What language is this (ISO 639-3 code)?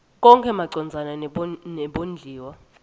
ssw